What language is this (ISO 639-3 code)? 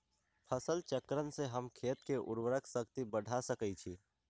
mag